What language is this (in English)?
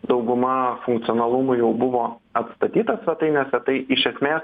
Lithuanian